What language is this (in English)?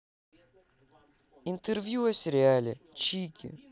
Russian